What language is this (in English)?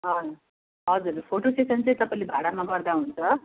Nepali